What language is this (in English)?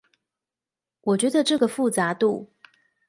Chinese